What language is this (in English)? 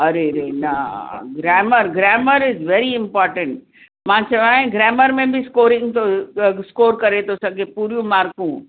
Sindhi